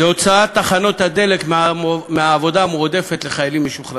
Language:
Hebrew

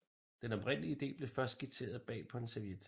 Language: Danish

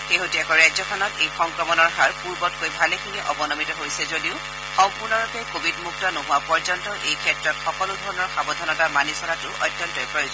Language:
Assamese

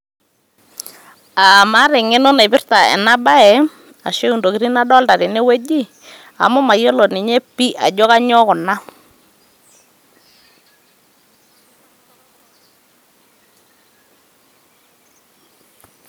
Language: Masai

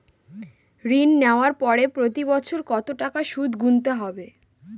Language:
Bangla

